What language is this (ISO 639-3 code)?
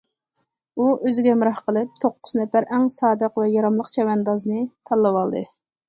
uig